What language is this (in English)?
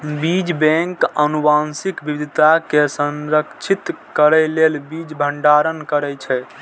Maithili